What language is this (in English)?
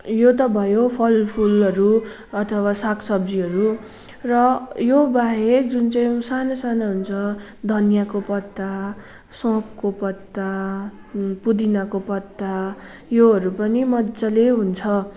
Nepali